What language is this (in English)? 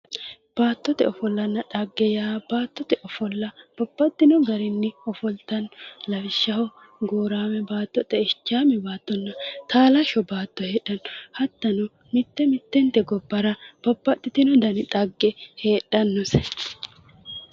Sidamo